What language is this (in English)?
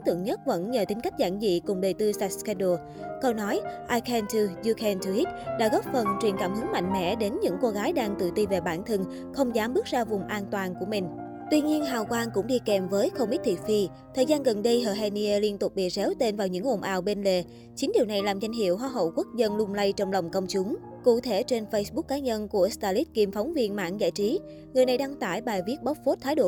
Vietnamese